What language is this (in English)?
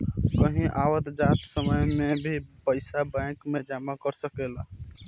Bhojpuri